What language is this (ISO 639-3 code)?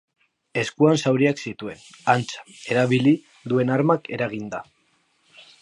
eus